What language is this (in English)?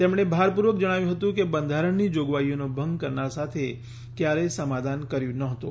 Gujarati